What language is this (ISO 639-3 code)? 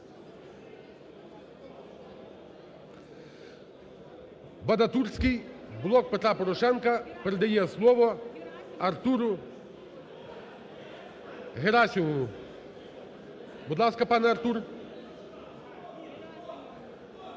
ukr